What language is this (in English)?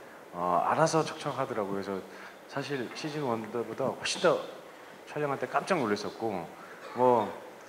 Korean